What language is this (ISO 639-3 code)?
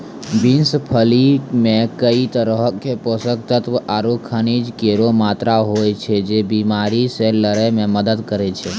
mai